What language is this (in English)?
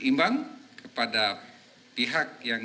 Indonesian